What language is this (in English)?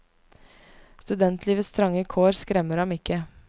Norwegian